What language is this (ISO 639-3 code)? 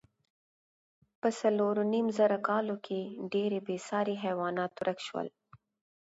pus